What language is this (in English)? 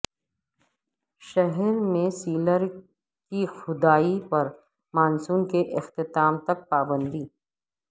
Urdu